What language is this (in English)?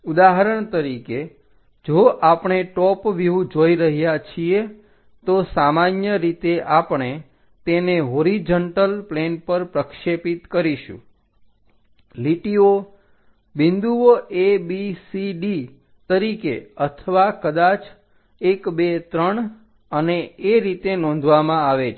Gujarati